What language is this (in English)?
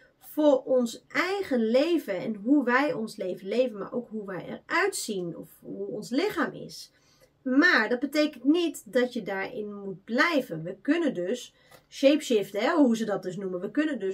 Dutch